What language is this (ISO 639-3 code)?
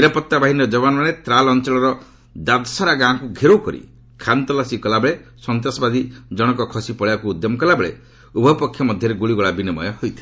ori